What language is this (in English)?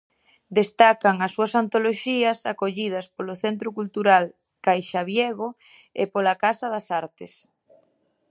Galician